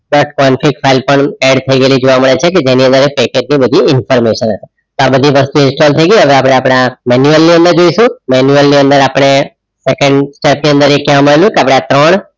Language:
Gujarati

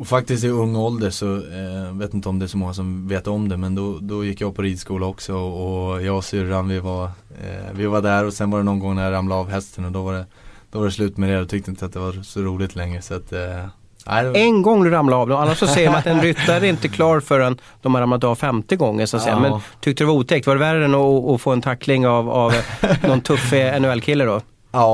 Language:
Swedish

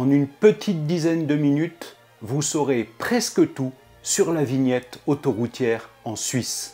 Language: French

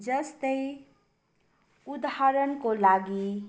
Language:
Nepali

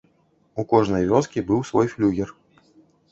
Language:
Belarusian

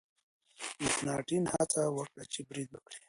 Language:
Pashto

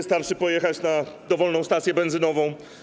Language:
Polish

